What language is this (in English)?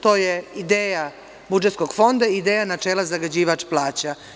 Serbian